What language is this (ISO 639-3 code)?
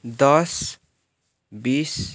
nep